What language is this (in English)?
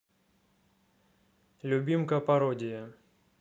Russian